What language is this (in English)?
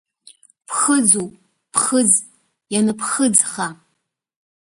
Abkhazian